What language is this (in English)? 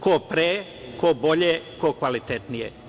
Serbian